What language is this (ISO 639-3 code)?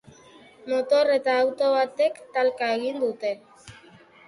eus